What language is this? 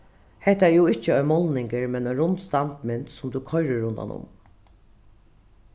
Faroese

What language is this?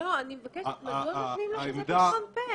Hebrew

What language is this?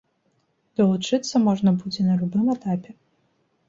Belarusian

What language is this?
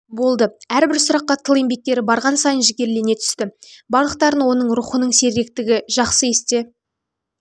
Kazakh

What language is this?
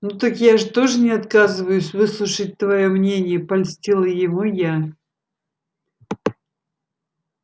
Russian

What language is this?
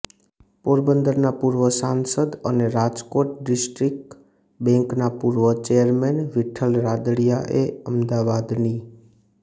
Gujarati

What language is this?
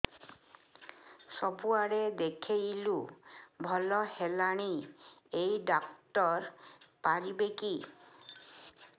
Odia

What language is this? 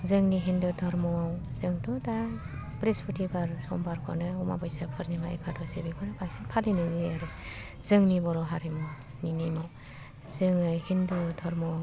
Bodo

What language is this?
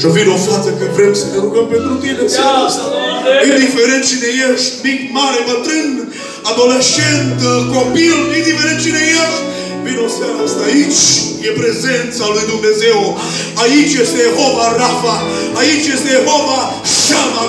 Romanian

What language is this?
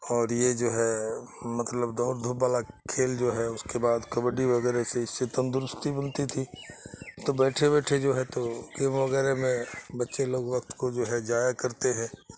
Urdu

